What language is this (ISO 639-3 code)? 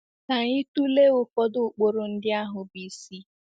ibo